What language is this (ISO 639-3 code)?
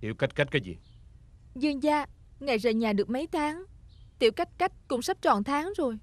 vie